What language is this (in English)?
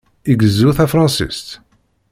Kabyle